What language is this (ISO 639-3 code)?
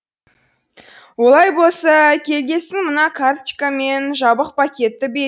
kaz